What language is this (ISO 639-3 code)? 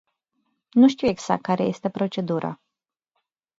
ron